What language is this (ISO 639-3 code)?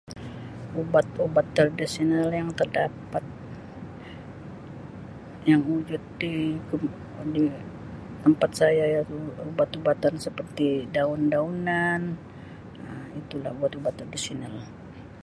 msi